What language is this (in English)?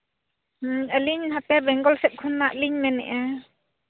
Santali